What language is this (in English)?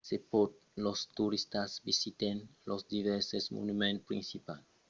Occitan